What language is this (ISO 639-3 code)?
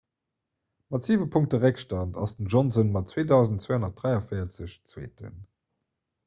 ltz